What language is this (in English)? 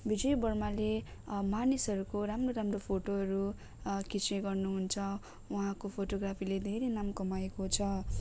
Nepali